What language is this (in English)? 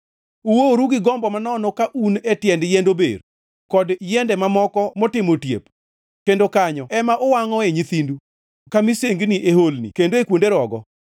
Luo (Kenya and Tanzania)